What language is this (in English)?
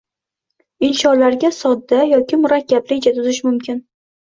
Uzbek